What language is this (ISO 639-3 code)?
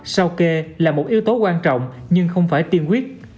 vie